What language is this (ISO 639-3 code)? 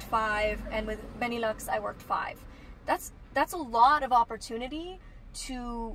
eng